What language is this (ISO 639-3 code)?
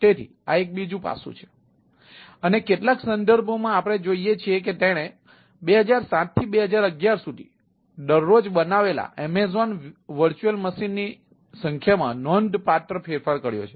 guj